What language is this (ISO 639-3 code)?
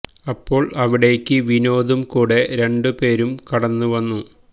mal